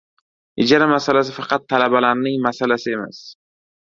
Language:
Uzbek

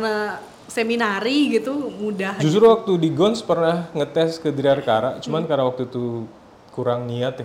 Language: Indonesian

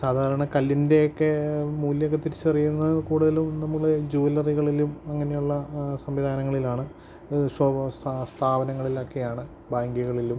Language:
Malayalam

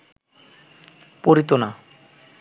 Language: Bangla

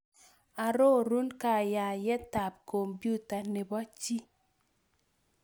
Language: Kalenjin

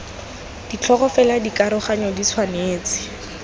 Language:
Tswana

